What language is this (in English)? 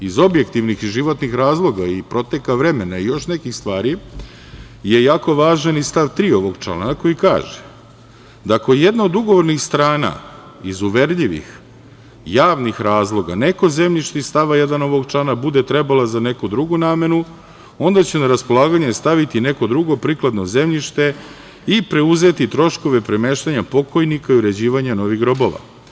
Serbian